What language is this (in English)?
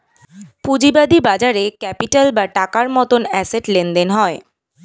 Bangla